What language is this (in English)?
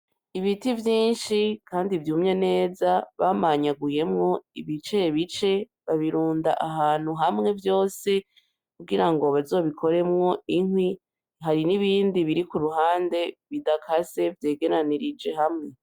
Rundi